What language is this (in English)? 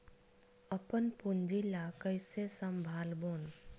Chhattisgarhi